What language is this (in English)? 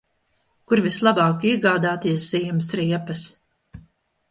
Latvian